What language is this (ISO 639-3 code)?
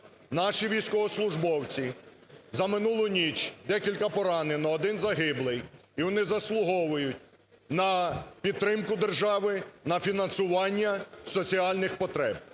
ukr